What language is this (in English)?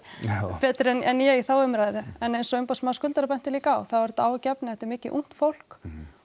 Icelandic